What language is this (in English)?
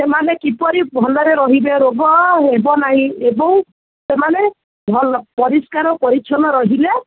Odia